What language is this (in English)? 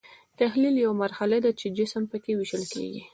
Pashto